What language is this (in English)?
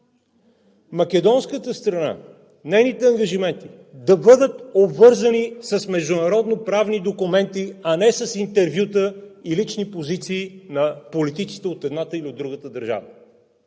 Bulgarian